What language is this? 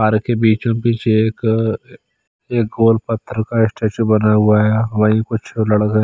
Hindi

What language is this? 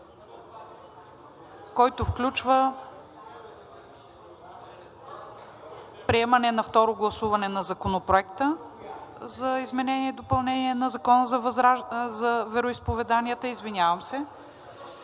Bulgarian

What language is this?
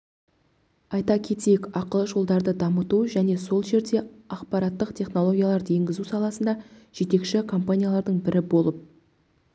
Kazakh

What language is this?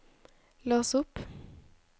Norwegian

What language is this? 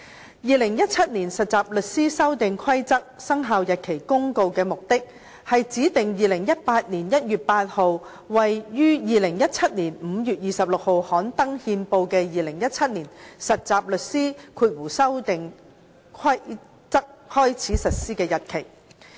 Cantonese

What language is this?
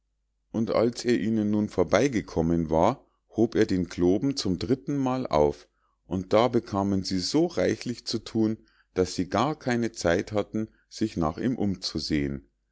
German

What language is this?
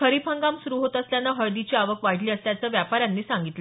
Marathi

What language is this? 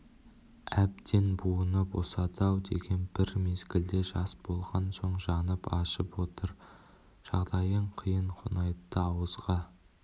Kazakh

